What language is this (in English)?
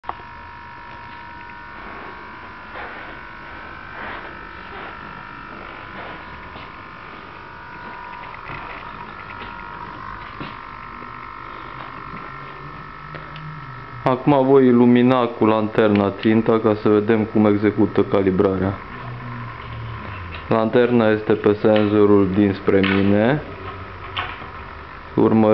Romanian